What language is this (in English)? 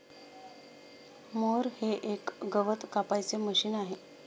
Marathi